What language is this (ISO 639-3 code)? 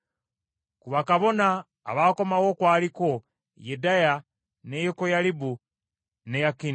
lug